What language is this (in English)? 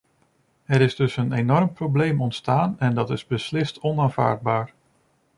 Dutch